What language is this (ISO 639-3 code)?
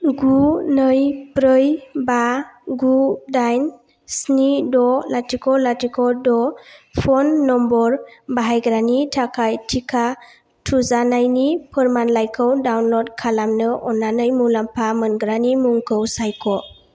brx